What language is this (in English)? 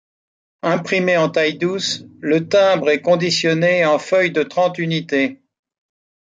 French